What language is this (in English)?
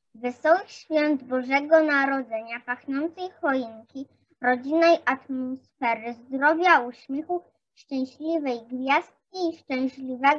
Polish